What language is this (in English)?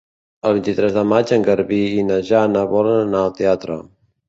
Catalan